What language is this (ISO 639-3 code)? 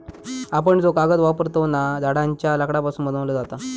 mar